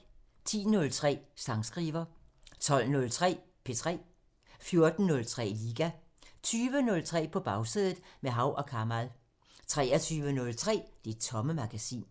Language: Danish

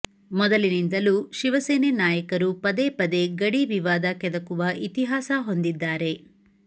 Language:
Kannada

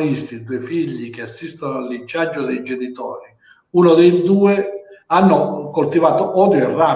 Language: Italian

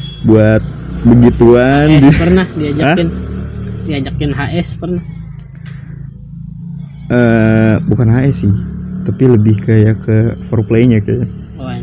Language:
Indonesian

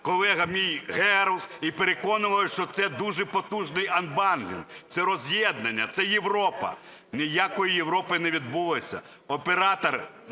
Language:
Ukrainian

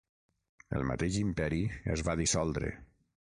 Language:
Catalan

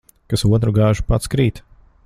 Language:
Latvian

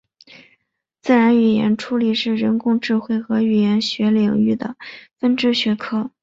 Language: Chinese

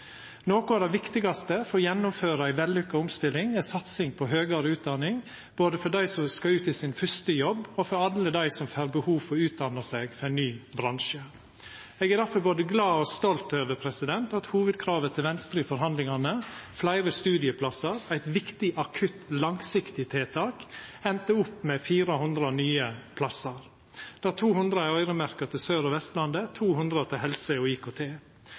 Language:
Norwegian Nynorsk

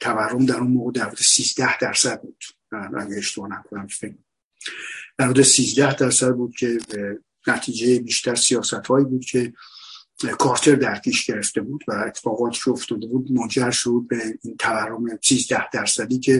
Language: Persian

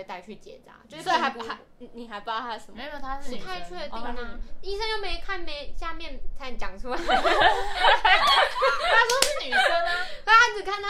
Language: Chinese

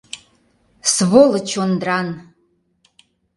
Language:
Mari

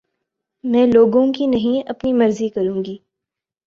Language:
Urdu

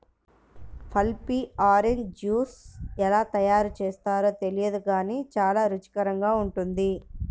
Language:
Telugu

